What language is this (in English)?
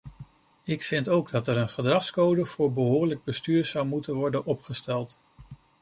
Dutch